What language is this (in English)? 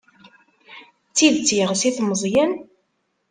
Kabyle